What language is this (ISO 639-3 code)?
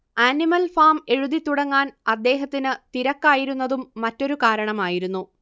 mal